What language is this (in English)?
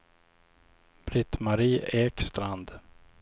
Swedish